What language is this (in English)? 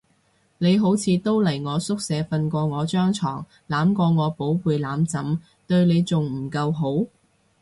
Cantonese